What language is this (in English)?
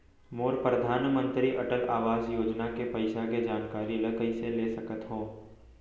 Chhattisgarhi